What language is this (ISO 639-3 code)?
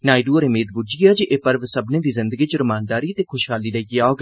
doi